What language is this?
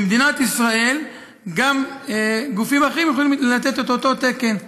Hebrew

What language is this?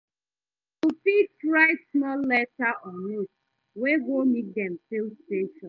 Nigerian Pidgin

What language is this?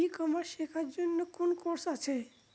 Bangla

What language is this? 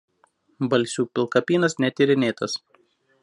Lithuanian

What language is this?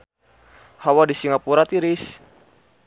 Sundanese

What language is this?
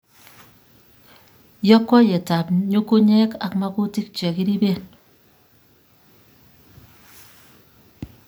Kalenjin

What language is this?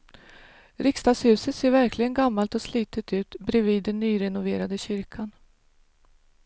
Swedish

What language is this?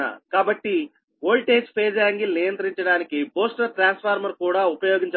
Telugu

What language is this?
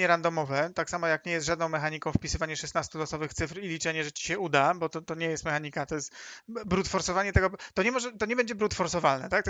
Polish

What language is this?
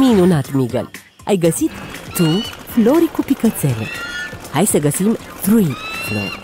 Romanian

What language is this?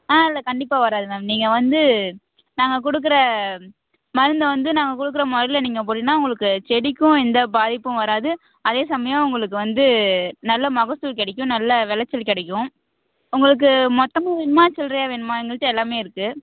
Tamil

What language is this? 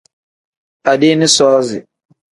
Tem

